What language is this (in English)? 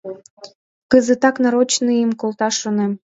Mari